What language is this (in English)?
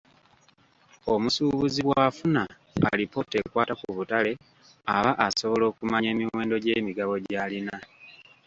Ganda